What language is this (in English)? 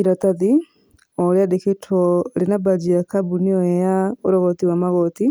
Kikuyu